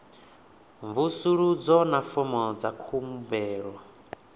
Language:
Venda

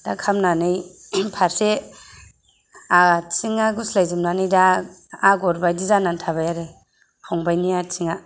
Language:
Bodo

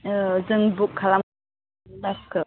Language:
Bodo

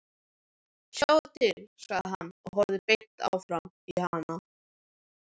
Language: Icelandic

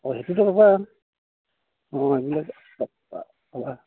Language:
Assamese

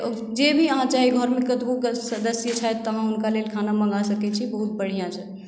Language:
Maithili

